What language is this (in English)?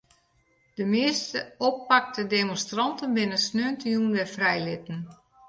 Western Frisian